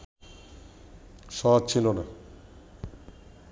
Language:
Bangla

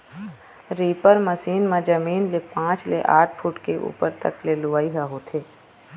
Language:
Chhattisgarhi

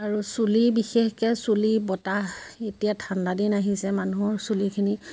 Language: Assamese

